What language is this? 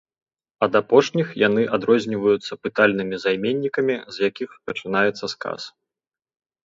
Belarusian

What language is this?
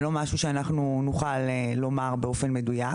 Hebrew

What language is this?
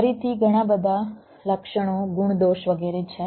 Gujarati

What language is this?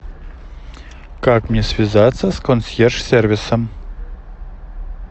Russian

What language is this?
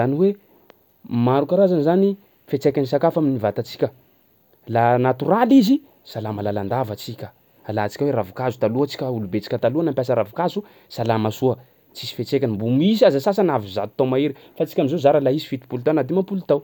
Sakalava Malagasy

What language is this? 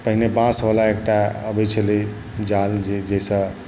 Maithili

